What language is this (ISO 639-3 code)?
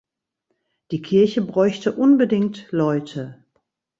deu